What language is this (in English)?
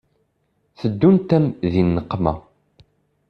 Kabyle